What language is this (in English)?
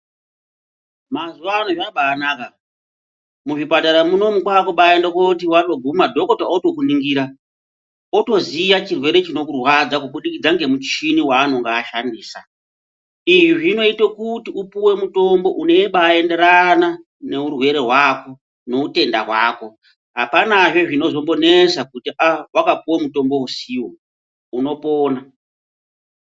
Ndau